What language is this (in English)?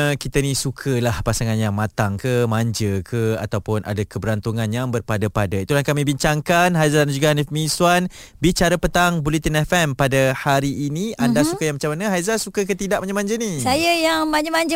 Malay